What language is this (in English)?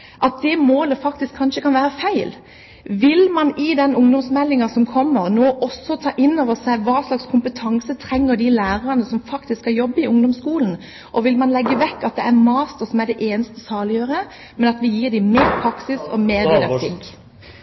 Norwegian Bokmål